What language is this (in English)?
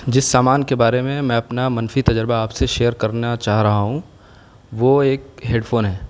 Urdu